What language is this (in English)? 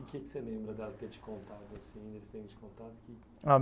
Portuguese